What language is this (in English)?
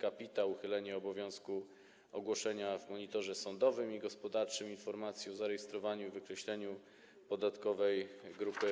Polish